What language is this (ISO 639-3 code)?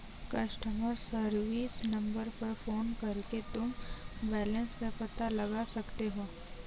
hin